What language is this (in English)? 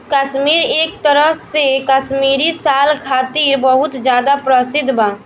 Bhojpuri